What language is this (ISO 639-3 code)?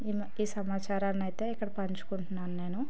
tel